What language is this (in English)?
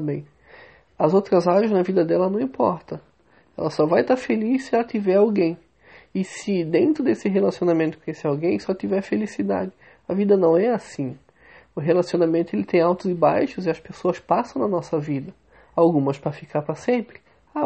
Portuguese